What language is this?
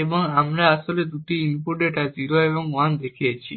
Bangla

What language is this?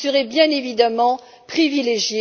French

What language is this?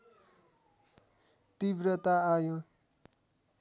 Nepali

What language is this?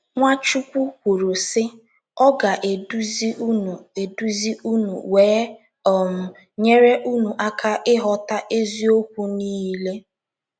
Igbo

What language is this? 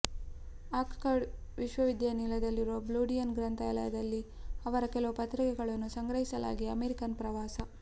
Kannada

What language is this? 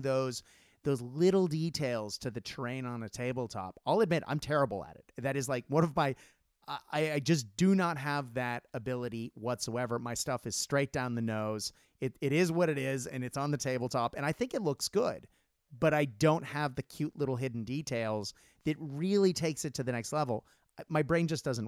English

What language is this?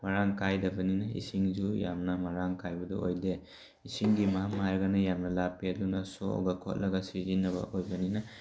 Manipuri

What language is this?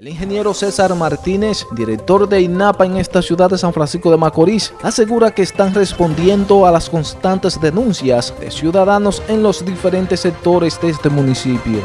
Spanish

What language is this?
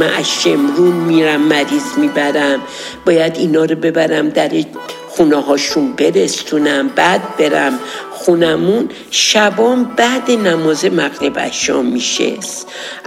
Persian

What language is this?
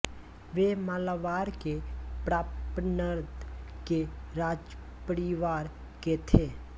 Hindi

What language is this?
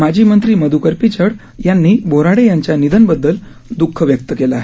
Marathi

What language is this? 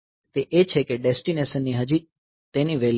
Gujarati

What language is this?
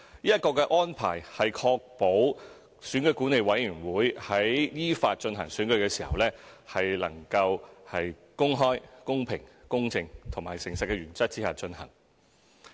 Cantonese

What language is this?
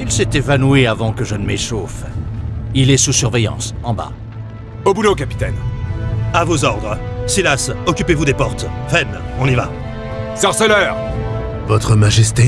French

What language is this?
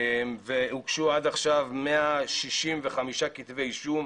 Hebrew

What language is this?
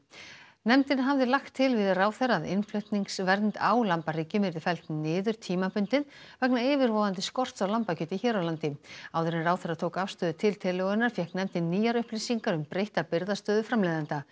Icelandic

